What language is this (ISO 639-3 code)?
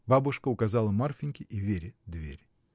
rus